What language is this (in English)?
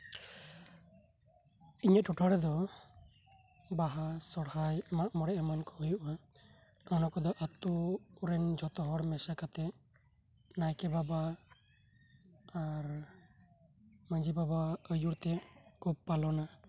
Santali